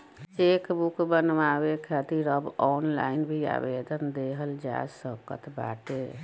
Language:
Bhojpuri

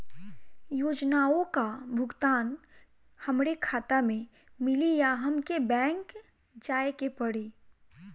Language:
Bhojpuri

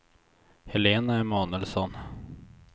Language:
Swedish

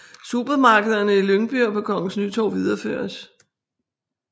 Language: Danish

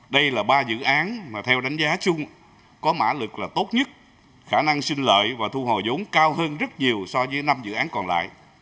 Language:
Vietnamese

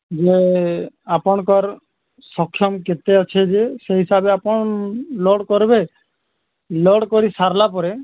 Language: Odia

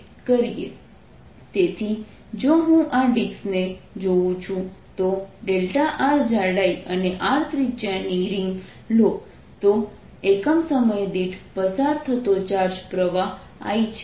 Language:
Gujarati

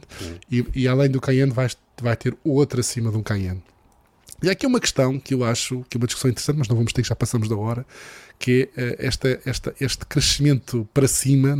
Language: Portuguese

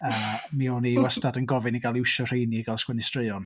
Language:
Welsh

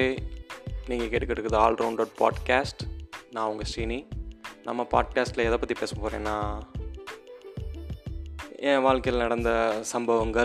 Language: Tamil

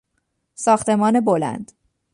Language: Persian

